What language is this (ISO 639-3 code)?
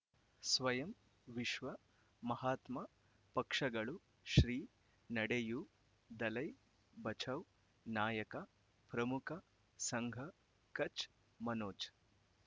kan